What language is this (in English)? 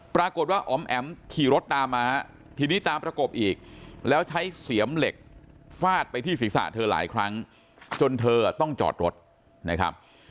Thai